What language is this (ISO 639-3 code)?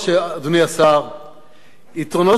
heb